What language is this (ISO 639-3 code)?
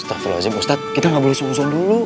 ind